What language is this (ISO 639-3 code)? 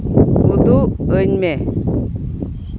sat